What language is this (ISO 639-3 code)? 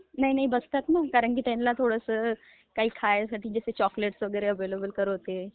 mar